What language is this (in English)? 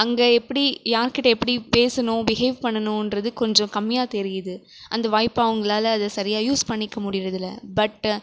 Tamil